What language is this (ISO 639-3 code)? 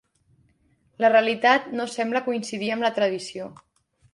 cat